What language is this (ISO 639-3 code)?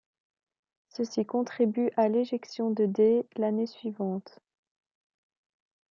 fra